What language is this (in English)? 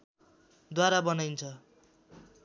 Nepali